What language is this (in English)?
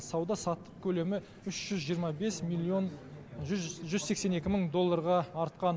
Kazakh